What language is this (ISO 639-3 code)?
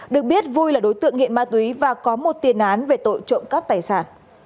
vie